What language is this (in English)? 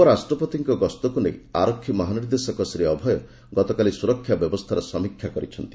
Odia